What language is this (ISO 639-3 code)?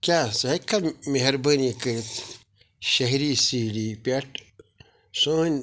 kas